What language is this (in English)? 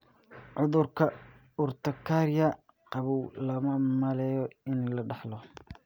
Somali